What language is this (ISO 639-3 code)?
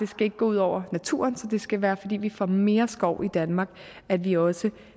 dan